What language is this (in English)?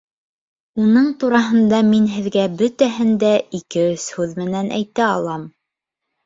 Bashkir